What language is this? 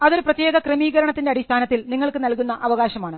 Malayalam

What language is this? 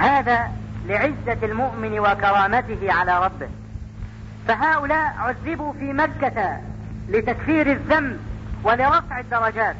Arabic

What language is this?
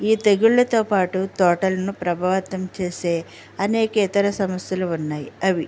Telugu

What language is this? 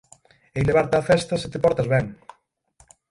Galician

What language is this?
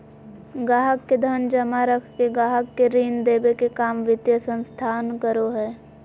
Magahi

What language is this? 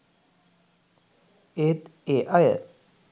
Sinhala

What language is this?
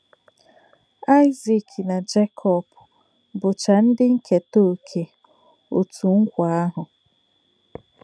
Igbo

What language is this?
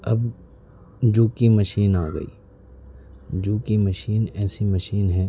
Urdu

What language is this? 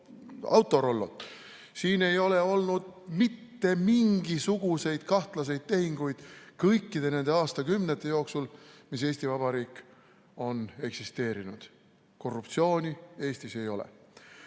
Estonian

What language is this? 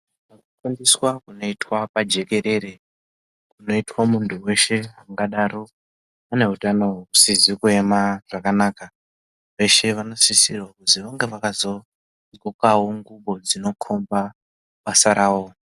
Ndau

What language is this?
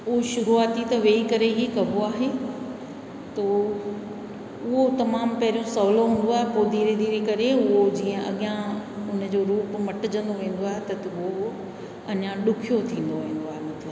Sindhi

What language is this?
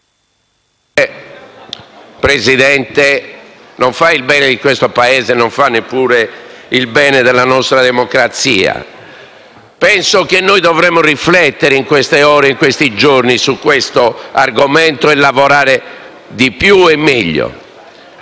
Italian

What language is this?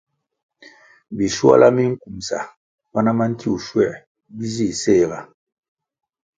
Kwasio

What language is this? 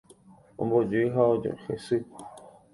Guarani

